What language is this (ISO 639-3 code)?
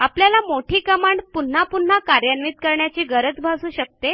mar